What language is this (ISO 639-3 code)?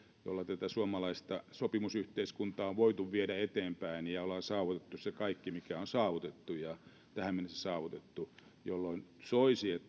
fin